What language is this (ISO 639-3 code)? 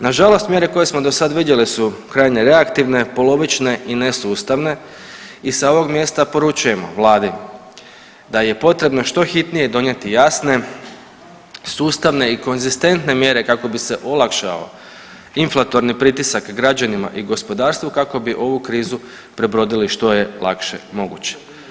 hrv